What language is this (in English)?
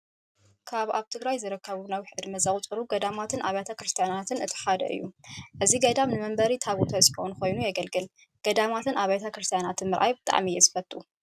Tigrinya